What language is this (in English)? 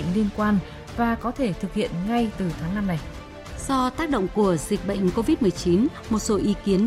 Vietnamese